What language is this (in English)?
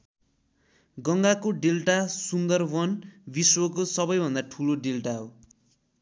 Nepali